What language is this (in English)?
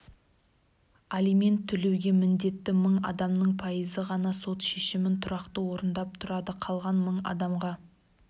Kazakh